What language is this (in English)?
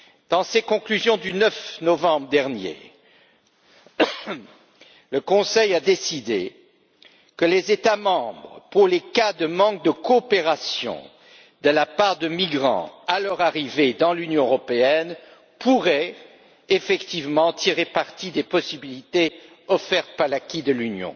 French